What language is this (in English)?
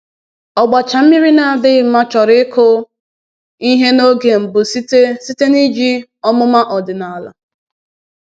Igbo